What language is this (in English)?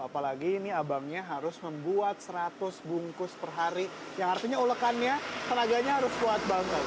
Indonesian